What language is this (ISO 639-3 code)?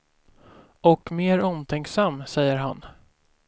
swe